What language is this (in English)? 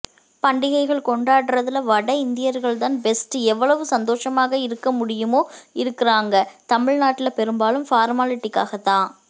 Tamil